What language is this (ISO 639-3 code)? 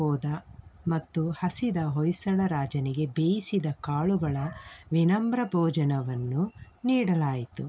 kan